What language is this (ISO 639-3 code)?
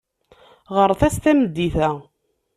kab